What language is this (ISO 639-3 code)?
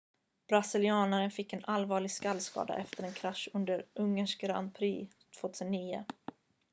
swe